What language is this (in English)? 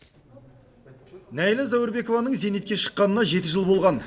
Kazakh